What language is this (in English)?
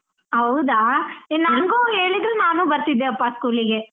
Kannada